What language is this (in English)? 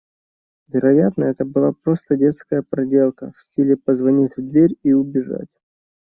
Russian